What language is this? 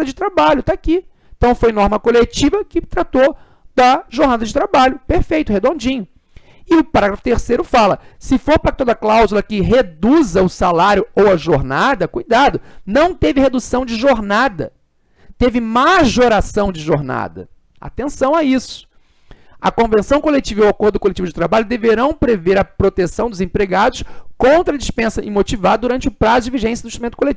Portuguese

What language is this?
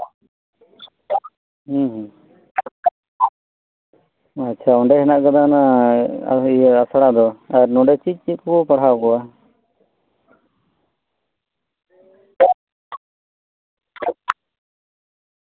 Santali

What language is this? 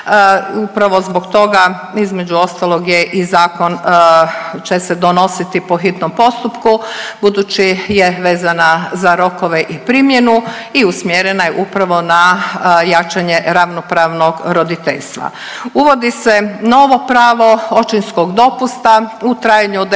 Croatian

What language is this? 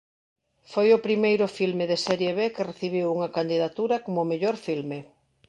Galician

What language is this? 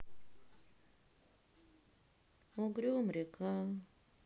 Russian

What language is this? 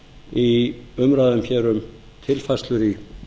Icelandic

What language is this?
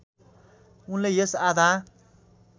Nepali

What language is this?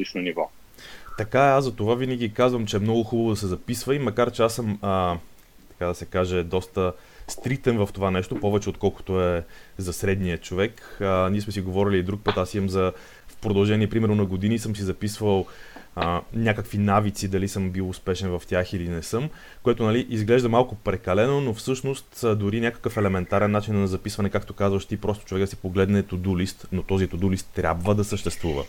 Bulgarian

